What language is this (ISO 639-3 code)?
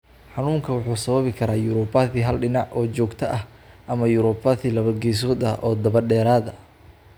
som